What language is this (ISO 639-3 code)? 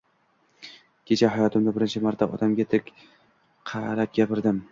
uzb